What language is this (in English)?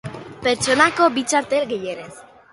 Basque